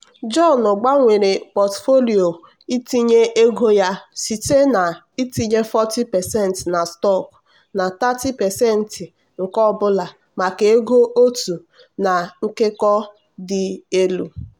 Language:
Igbo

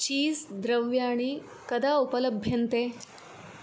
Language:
Sanskrit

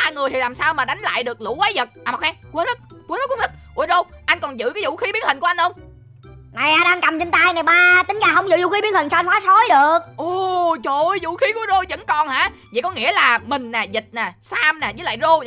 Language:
Vietnamese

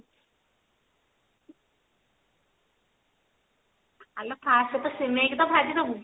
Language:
Odia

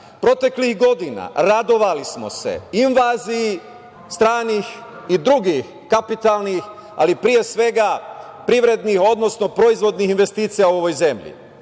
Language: Serbian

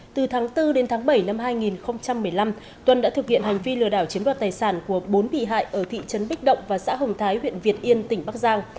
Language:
Vietnamese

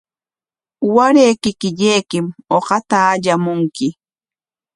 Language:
Corongo Ancash Quechua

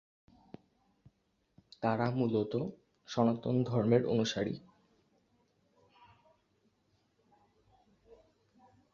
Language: Bangla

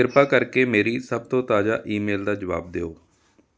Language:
Punjabi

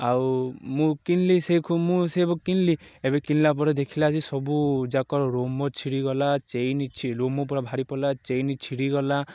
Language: Odia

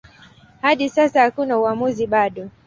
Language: Swahili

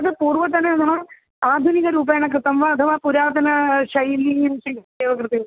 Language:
Sanskrit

